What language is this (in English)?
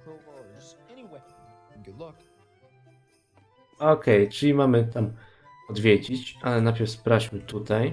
Polish